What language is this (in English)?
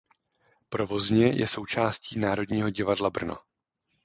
Czech